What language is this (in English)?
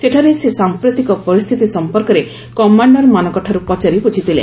Odia